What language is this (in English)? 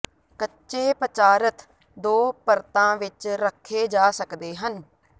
Punjabi